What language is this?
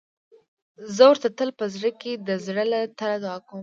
Pashto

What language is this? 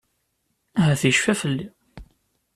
Kabyle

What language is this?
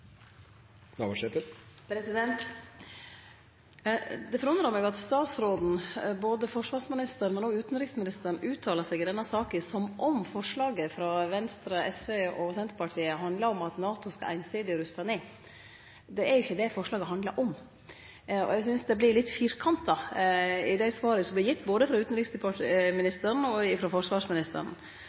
Norwegian Nynorsk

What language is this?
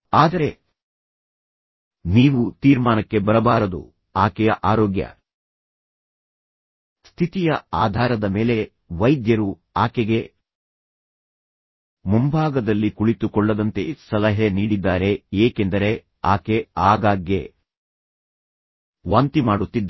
Kannada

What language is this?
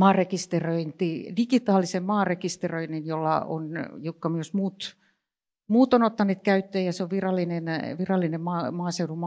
Finnish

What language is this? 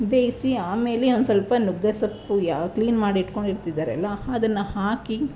Kannada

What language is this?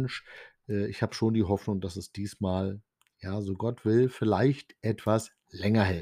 German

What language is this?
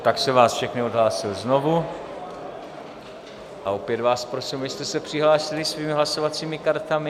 Czech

